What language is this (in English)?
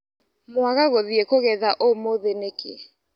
Kikuyu